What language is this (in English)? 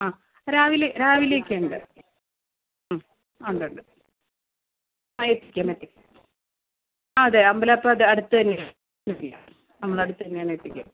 Malayalam